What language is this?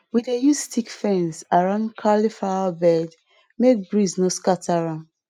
Nigerian Pidgin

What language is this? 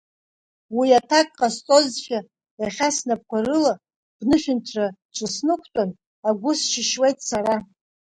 Abkhazian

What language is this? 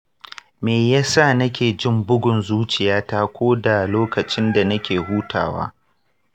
Hausa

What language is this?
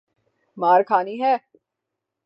Urdu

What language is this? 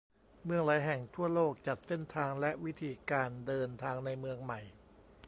Thai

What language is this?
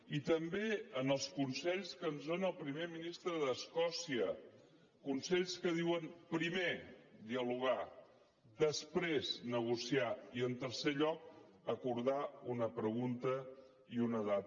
Catalan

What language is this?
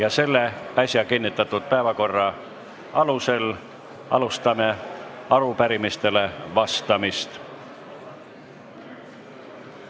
Estonian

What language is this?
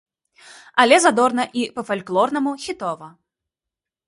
Belarusian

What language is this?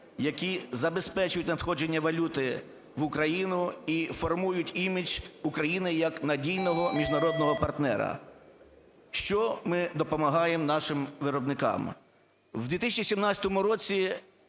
Ukrainian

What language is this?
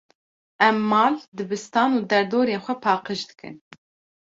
Kurdish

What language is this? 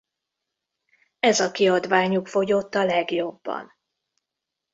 Hungarian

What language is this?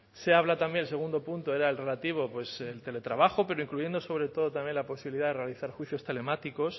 Spanish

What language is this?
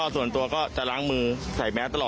Thai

